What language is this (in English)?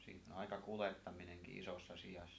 Finnish